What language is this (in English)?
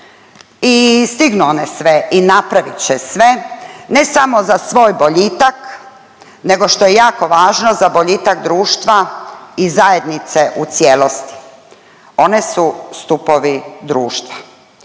Croatian